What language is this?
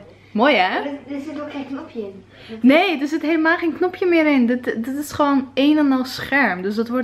Dutch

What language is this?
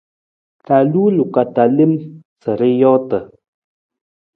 Nawdm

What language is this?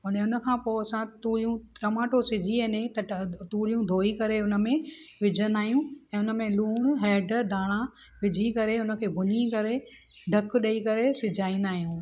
Sindhi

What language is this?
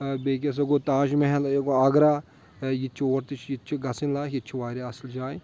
Kashmiri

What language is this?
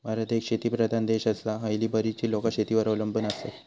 Marathi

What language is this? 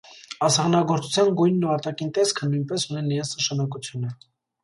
Armenian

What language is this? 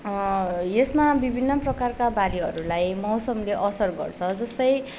Nepali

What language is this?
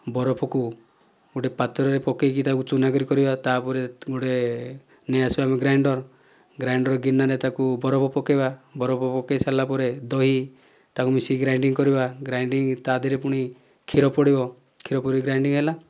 Odia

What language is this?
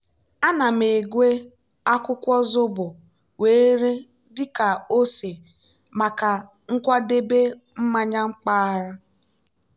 Igbo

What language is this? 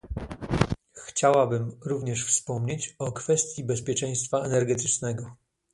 Polish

